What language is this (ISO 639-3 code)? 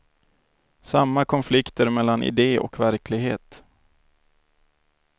swe